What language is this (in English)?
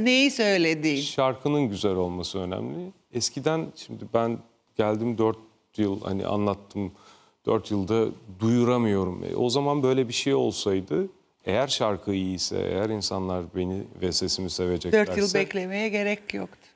Turkish